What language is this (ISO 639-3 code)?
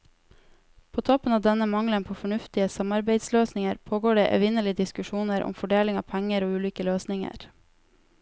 nor